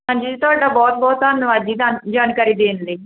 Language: Punjabi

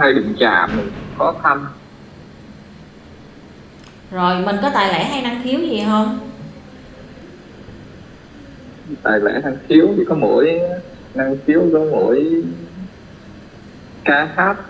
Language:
Vietnamese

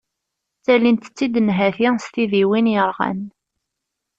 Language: Kabyle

